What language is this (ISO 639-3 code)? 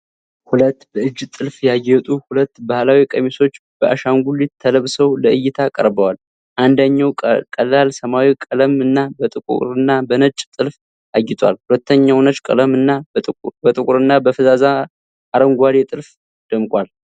amh